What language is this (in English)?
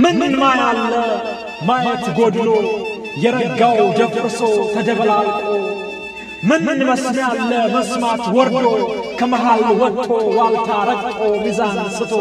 Amharic